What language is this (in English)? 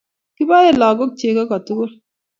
Kalenjin